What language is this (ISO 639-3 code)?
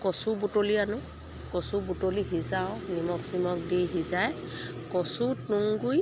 asm